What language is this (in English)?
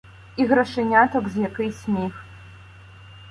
Ukrainian